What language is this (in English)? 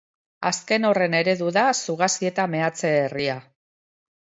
Basque